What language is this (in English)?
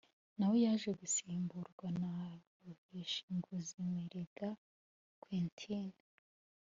Kinyarwanda